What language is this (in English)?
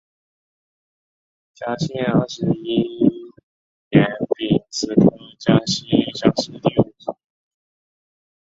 Chinese